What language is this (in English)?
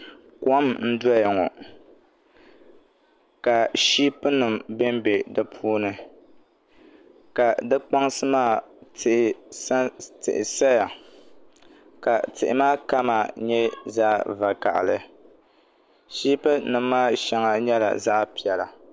Dagbani